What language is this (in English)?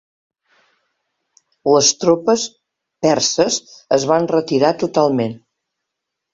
Catalan